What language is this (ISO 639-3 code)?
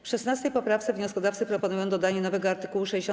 pol